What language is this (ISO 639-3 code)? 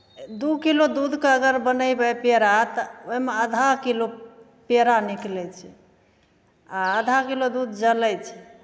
mai